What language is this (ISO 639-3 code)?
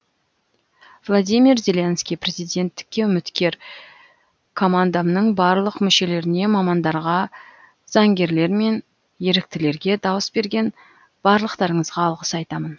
kaz